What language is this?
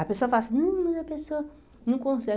Portuguese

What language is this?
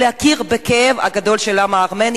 Hebrew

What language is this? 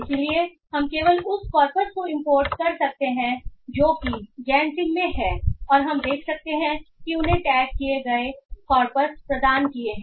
Hindi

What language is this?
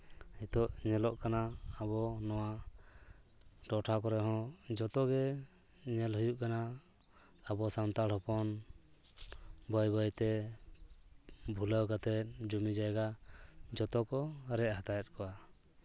Santali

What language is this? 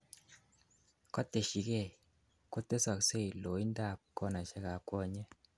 Kalenjin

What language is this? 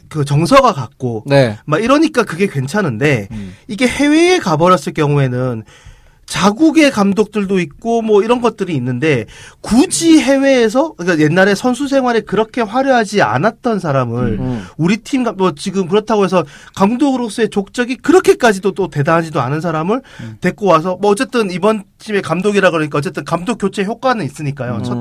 Korean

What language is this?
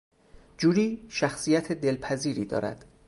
Persian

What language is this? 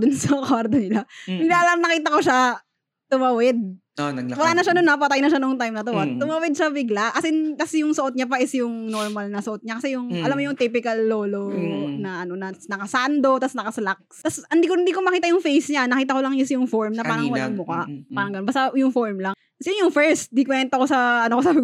Filipino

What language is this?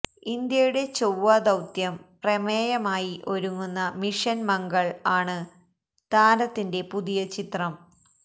Malayalam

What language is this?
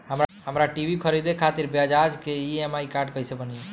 Bhojpuri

